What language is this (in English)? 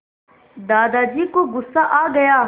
Hindi